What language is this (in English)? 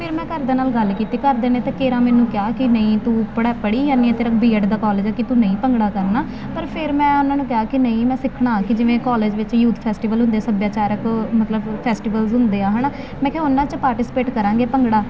Punjabi